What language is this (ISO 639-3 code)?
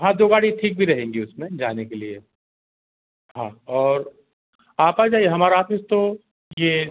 hin